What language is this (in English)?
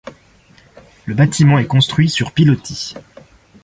French